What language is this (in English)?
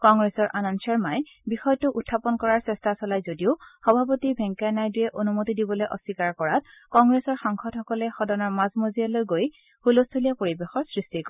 Assamese